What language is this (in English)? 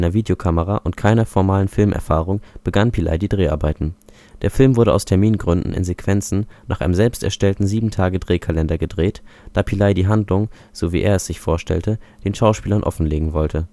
German